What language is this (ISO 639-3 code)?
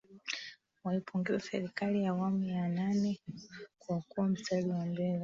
swa